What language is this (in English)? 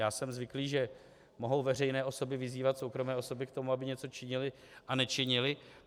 Czech